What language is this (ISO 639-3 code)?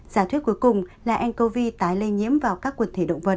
vie